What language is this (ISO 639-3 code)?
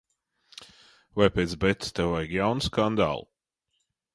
lav